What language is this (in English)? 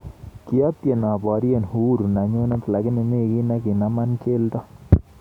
Kalenjin